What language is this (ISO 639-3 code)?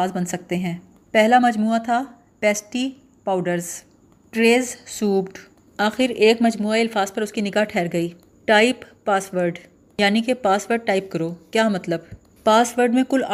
urd